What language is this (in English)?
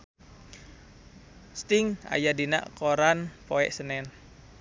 Sundanese